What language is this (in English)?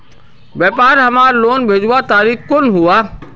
Magahi